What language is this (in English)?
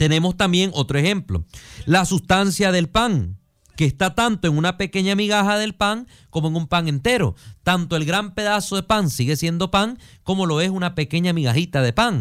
Spanish